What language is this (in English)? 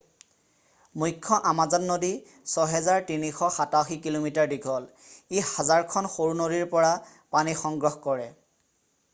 Assamese